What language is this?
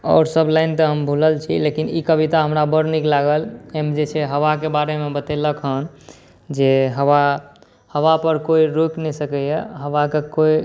Maithili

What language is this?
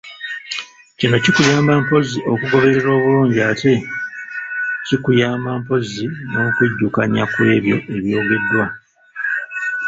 Ganda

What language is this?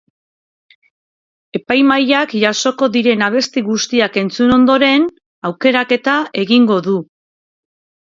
Basque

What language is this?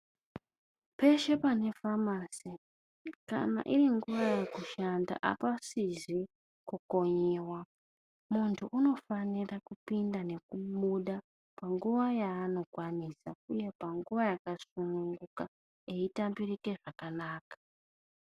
Ndau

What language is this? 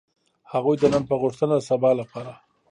Pashto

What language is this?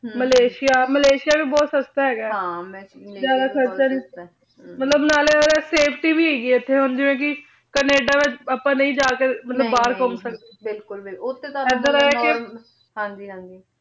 Punjabi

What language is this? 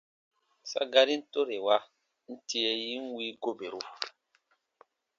Baatonum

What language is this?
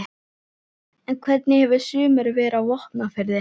Icelandic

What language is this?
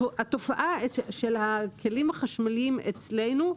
Hebrew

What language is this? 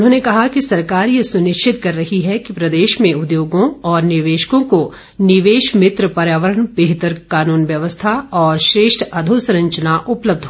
Hindi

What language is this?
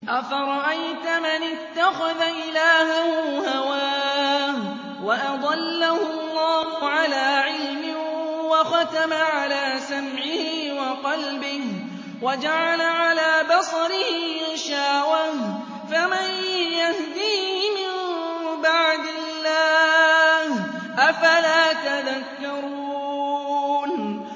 Arabic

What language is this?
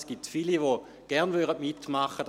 Swiss German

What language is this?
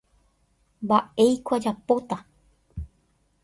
Guarani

